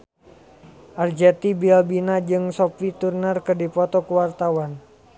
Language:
Sundanese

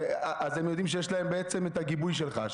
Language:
Hebrew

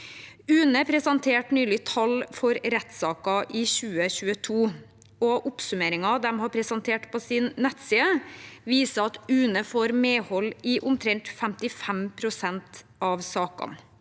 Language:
Norwegian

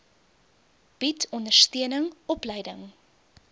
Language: Afrikaans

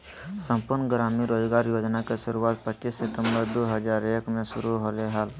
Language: Magahi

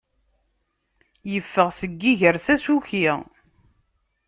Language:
Kabyle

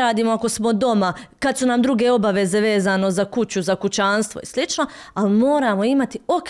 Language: Croatian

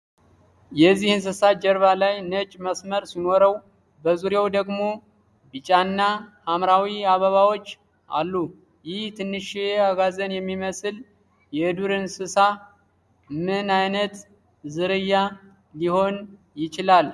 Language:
Amharic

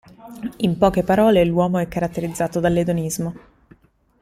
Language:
Italian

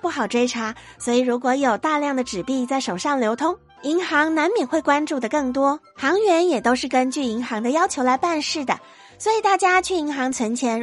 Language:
Chinese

